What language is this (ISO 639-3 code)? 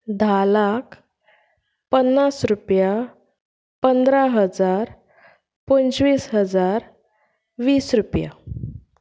kok